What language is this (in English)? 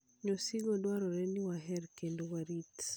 Luo (Kenya and Tanzania)